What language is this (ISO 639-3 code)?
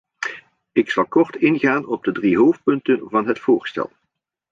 nld